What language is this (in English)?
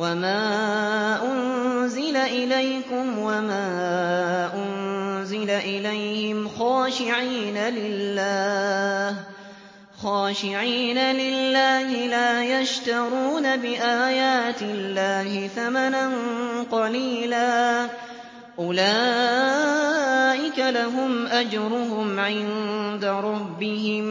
Arabic